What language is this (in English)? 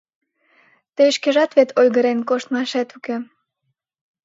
Mari